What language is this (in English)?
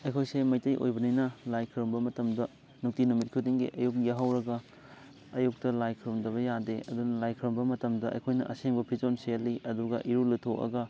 Manipuri